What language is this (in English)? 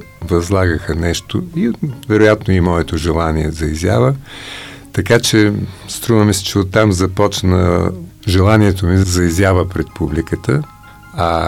Bulgarian